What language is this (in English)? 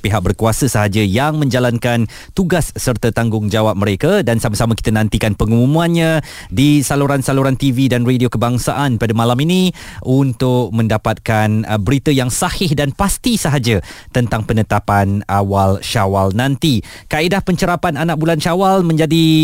Malay